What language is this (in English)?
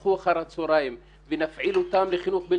Hebrew